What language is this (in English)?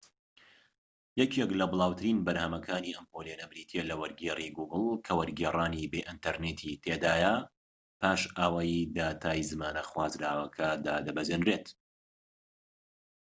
Central Kurdish